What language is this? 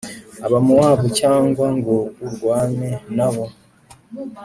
Kinyarwanda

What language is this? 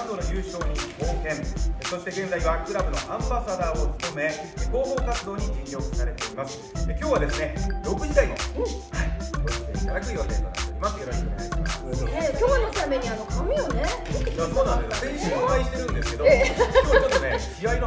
Japanese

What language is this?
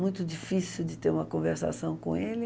Portuguese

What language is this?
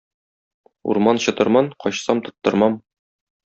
Tatar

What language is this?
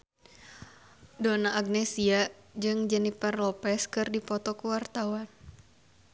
Sundanese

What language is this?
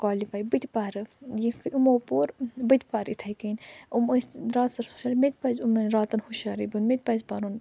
Kashmiri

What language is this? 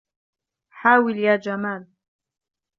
Arabic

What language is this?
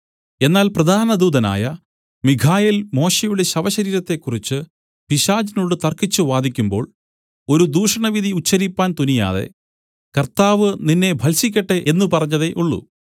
Malayalam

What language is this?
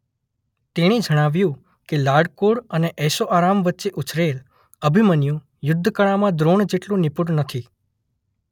Gujarati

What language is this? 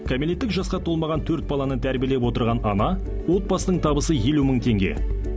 Kazakh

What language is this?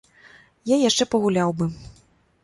Belarusian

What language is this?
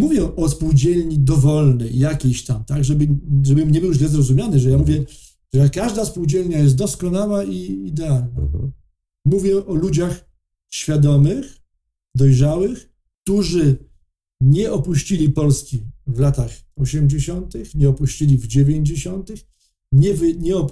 Polish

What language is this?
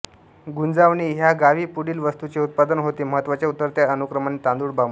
Marathi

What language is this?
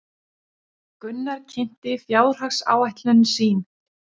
Icelandic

